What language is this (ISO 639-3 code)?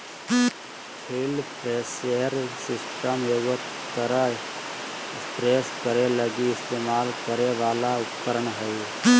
mag